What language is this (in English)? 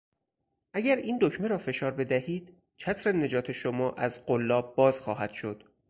Persian